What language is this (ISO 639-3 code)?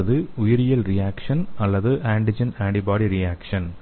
tam